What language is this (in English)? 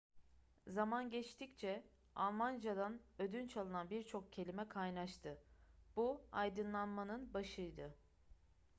Turkish